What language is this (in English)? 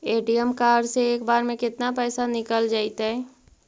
Magahi